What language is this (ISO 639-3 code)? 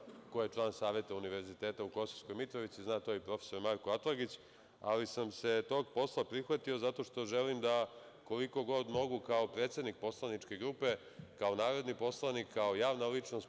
srp